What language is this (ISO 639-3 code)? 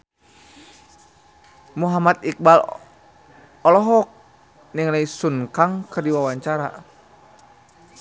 sun